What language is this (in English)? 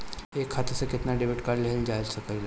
Bhojpuri